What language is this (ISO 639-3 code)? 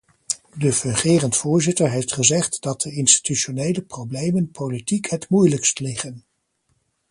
nld